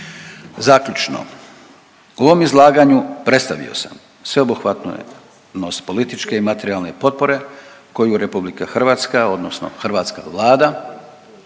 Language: Croatian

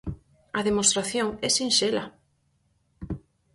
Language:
Galician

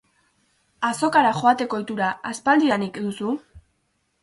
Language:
Basque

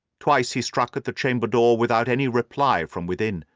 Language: English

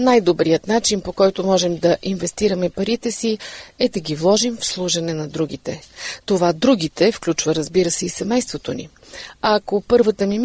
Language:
Bulgarian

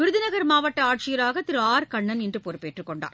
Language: Tamil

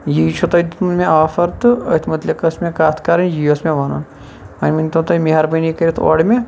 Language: Kashmiri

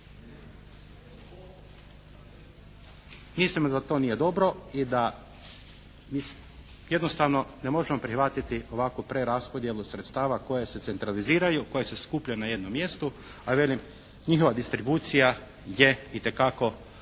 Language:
Croatian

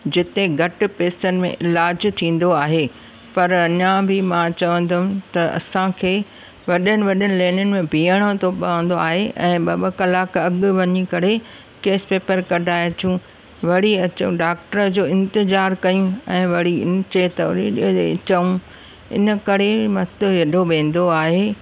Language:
Sindhi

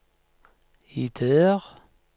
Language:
Norwegian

